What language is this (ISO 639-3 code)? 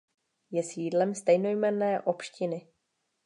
ces